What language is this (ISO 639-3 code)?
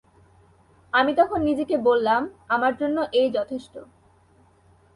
ben